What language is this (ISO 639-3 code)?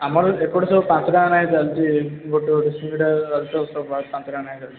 ori